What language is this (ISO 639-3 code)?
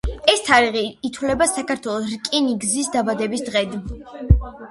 kat